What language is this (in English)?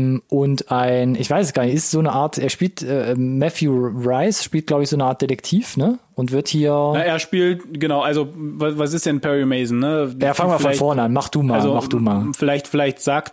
German